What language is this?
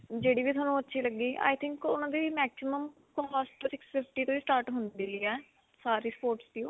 Punjabi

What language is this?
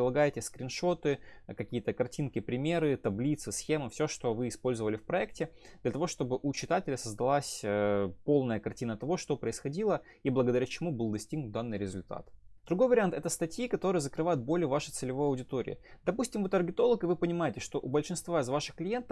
Russian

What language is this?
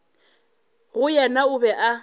Northern Sotho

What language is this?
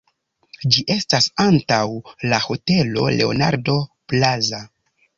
Esperanto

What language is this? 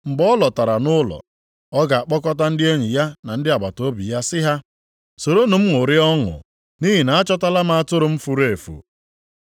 Igbo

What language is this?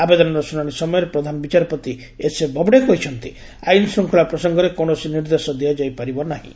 Odia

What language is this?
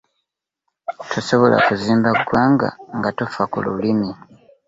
Ganda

